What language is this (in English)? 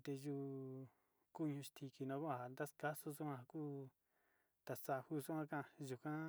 Sinicahua Mixtec